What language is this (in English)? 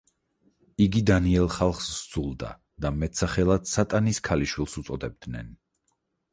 Georgian